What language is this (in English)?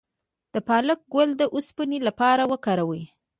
Pashto